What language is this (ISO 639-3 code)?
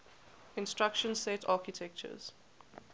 eng